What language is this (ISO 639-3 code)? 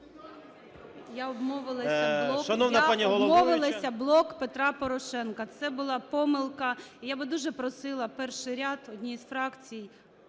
ukr